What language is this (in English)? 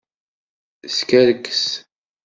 Kabyle